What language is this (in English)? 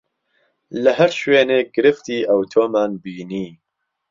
Central Kurdish